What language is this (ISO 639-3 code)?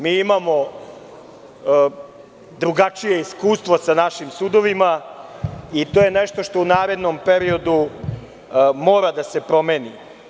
srp